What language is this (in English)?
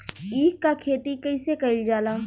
Bhojpuri